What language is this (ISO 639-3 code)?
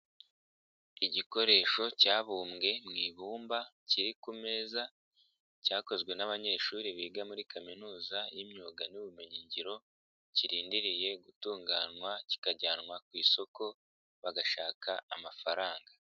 kin